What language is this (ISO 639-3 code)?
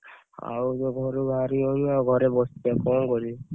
ori